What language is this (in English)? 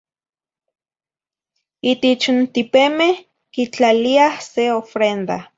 Zacatlán-Ahuacatlán-Tepetzintla Nahuatl